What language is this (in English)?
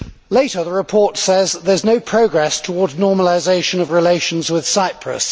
English